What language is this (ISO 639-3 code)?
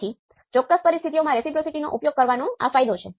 guj